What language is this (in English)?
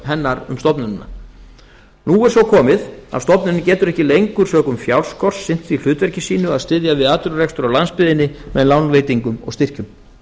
Icelandic